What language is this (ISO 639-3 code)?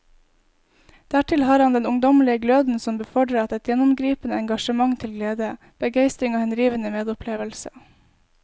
nor